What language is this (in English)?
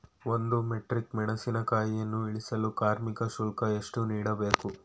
Kannada